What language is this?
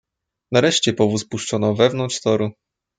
Polish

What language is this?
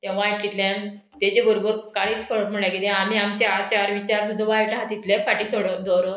Konkani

